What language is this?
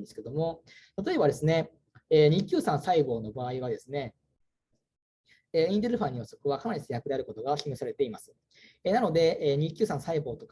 Japanese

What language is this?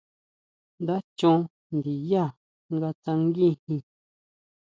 Huautla Mazatec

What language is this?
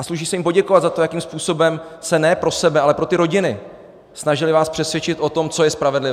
Czech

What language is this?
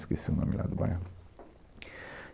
Portuguese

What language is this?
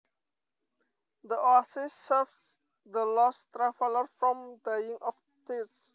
Javanese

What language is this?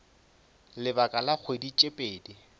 Northern Sotho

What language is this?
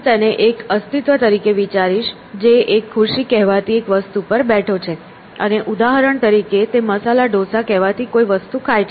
Gujarati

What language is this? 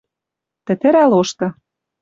Western Mari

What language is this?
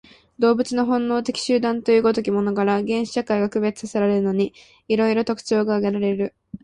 Japanese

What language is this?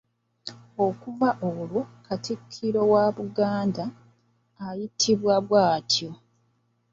Ganda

